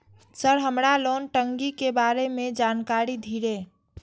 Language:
Maithili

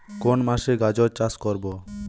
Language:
Bangla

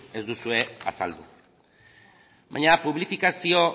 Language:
Basque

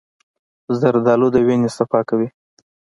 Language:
Pashto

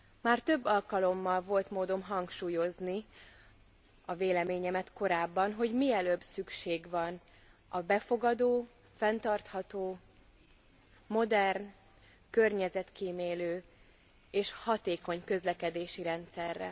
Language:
Hungarian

